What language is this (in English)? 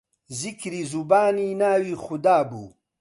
Central Kurdish